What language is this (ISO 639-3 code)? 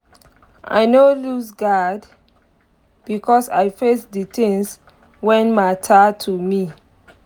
pcm